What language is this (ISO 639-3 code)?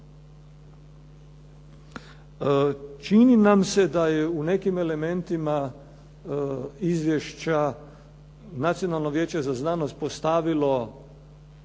hrv